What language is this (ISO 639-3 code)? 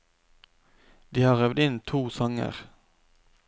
nor